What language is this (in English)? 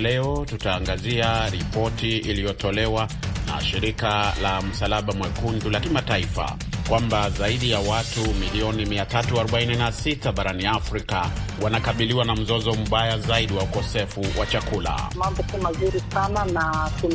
Swahili